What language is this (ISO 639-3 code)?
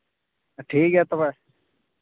sat